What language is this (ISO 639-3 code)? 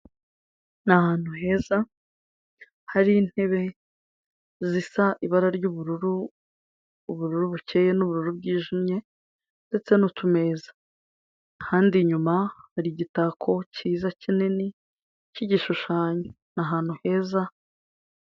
kin